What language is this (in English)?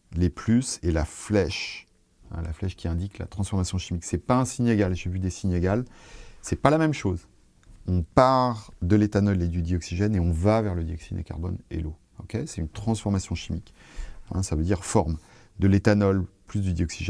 French